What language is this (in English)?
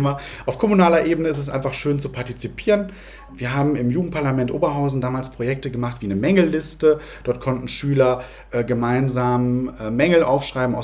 German